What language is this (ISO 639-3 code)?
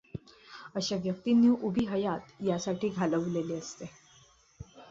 mar